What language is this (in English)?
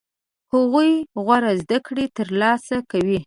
Pashto